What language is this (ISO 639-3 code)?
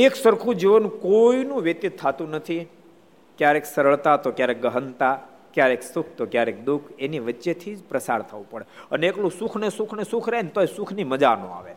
guj